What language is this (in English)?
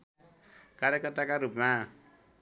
Nepali